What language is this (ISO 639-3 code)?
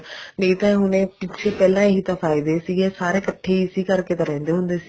pan